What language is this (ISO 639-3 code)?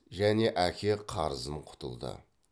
kaz